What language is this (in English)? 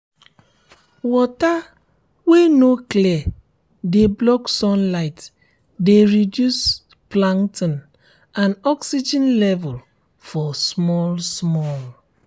Nigerian Pidgin